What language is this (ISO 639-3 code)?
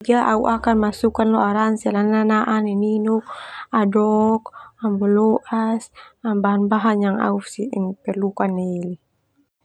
twu